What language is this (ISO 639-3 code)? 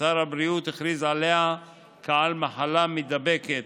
heb